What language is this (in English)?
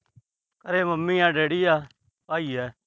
Punjabi